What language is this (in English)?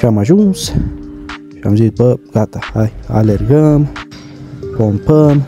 Romanian